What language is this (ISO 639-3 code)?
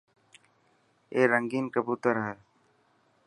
mki